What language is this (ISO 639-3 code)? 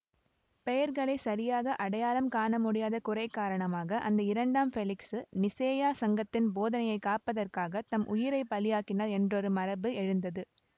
tam